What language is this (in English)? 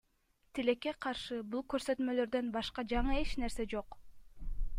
Kyrgyz